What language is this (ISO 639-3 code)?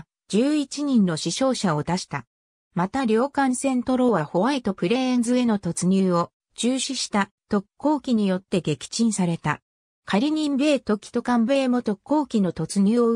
jpn